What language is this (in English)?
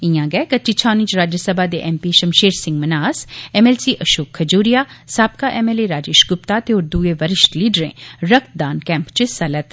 Dogri